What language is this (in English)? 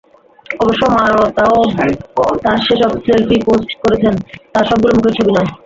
Bangla